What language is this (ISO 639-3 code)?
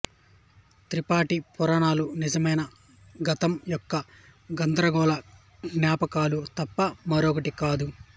tel